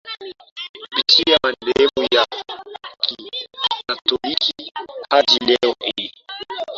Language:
Swahili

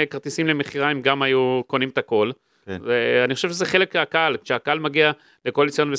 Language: Hebrew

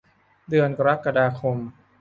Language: Thai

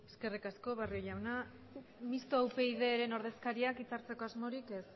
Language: Basque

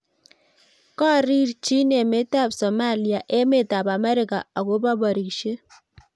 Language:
Kalenjin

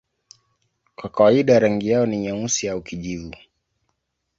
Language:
Swahili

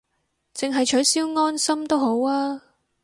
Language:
Cantonese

